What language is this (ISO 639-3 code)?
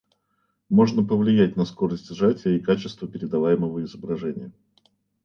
rus